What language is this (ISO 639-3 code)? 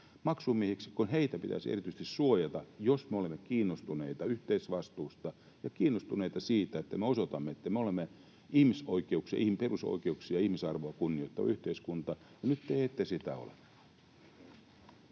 fin